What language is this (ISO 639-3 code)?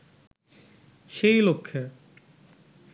ben